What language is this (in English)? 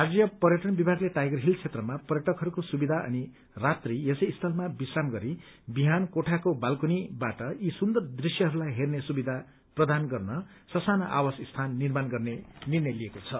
Nepali